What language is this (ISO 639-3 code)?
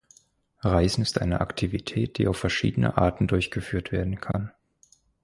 deu